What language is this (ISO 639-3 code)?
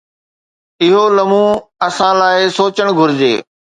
snd